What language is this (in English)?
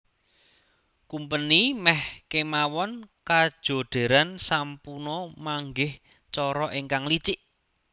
Javanese